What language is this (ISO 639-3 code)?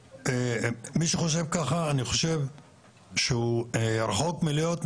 heb